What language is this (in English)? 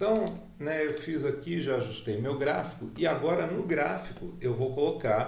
Portuguese